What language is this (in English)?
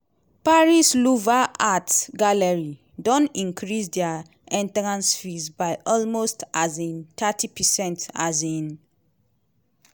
Nigerian Pidgin